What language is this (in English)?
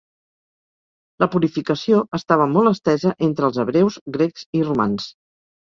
Catalan